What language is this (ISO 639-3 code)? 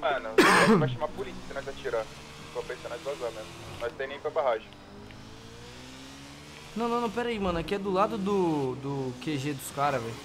por